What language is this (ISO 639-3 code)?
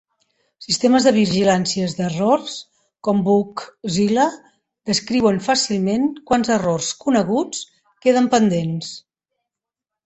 cat